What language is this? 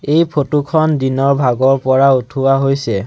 Assamese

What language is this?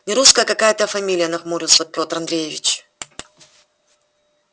Russian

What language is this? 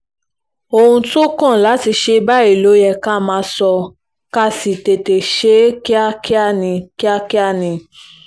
Yoruba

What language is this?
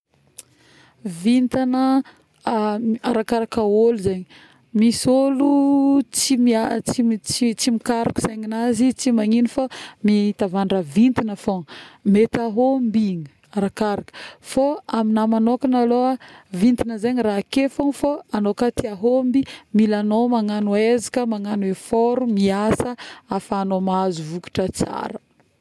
Northern Betsimisaraka Malagasy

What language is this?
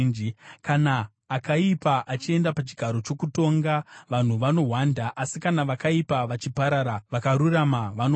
Shona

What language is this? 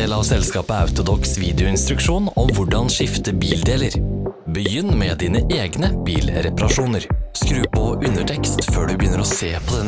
Norwegian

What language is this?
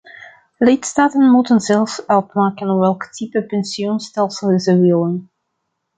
Dutch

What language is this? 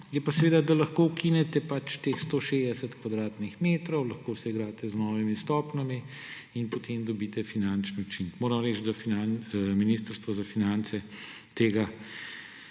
Slovenian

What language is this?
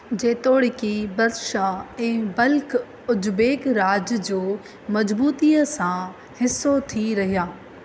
Sindhi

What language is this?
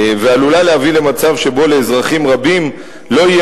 Hebrew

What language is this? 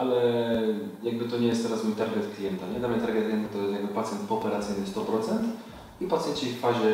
Polish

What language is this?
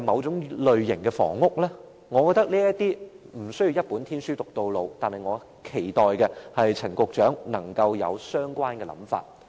Cantonese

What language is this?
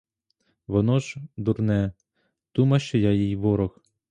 Ukrainian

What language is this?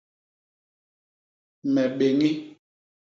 Basaa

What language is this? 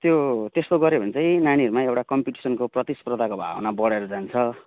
Nepali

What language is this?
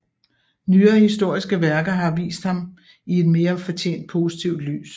Danish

